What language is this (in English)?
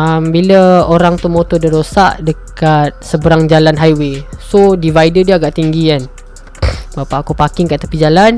Malay